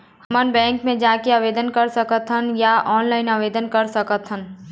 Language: Chhattisgarhi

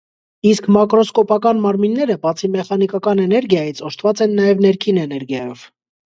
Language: Armenian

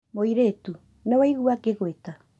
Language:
Kikuyu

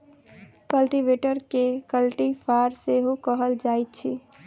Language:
Maithili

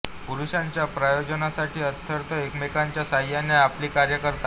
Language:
Marathi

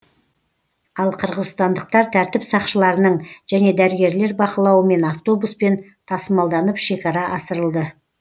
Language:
Kazakh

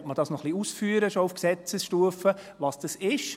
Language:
Swiss German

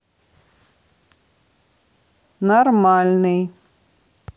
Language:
Russian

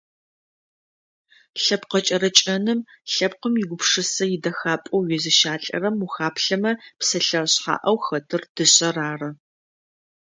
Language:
Adyghe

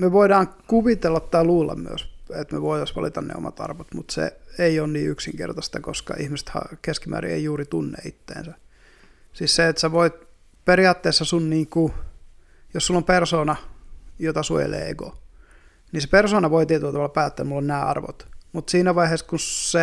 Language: Finnish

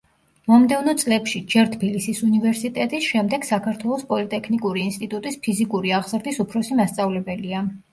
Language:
Georgian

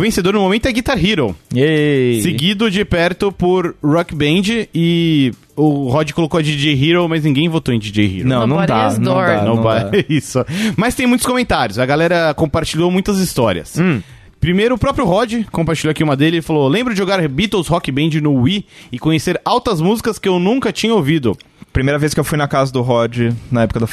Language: Portuguese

